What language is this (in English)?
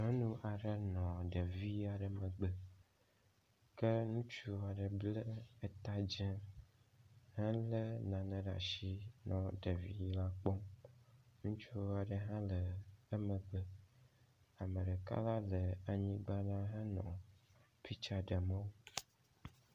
Ewe